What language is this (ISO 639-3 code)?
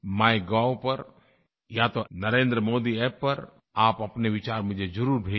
hin